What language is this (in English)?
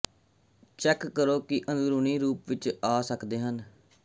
Punjabi